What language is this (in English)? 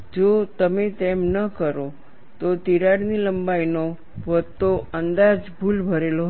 Gujarati